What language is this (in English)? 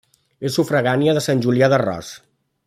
Catalan